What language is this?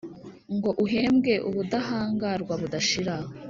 Kinyarwanda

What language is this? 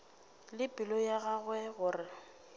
Northern Sotho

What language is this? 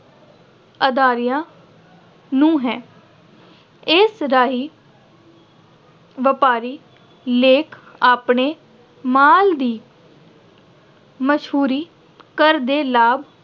Punjabi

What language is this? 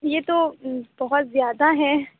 Urdu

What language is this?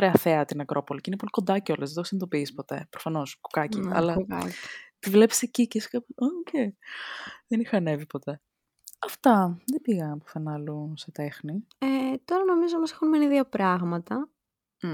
Greek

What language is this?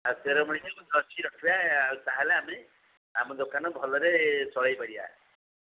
Odia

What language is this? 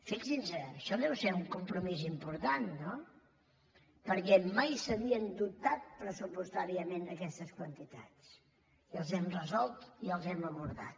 Catalan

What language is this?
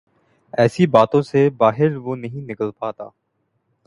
Urdu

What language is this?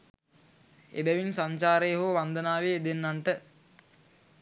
Sinhala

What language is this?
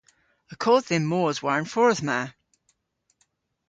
Cornish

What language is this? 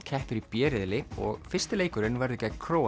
Icelandic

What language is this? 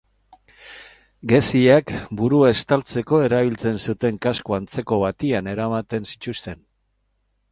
Basque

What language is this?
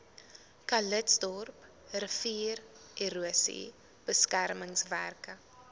Afrikaans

